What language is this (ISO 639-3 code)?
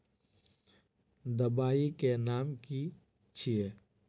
mag